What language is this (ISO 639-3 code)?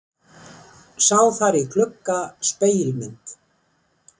isl